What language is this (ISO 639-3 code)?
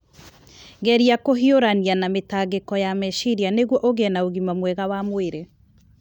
kik